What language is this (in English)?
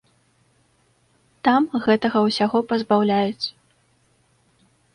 Belarusian